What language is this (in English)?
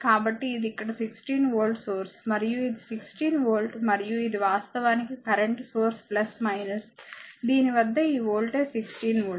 Telugu